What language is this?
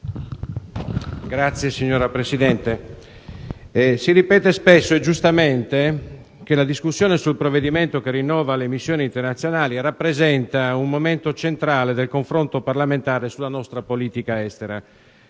Italian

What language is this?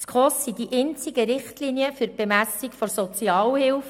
Swiss German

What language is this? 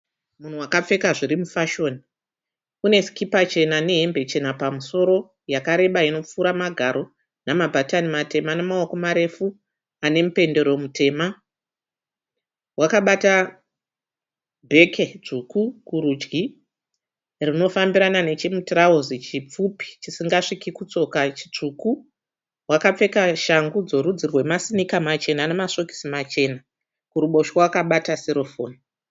Shona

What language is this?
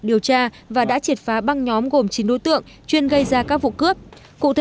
Vietnamese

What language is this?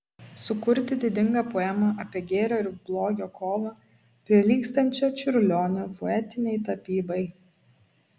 Lithuanian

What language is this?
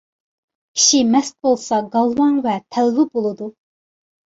Uyghur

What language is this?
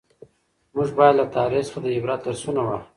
Pashto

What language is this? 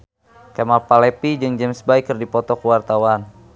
Sundanese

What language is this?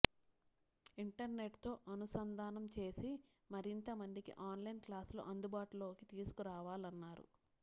Telugu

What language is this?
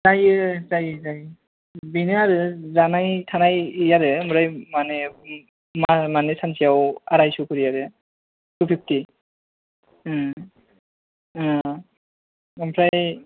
Bodo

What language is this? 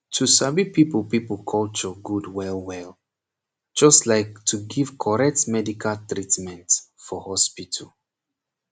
Nigerian Pidgin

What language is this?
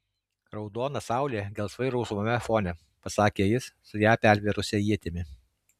Lithuanian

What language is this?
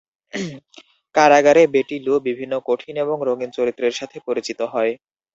Bangla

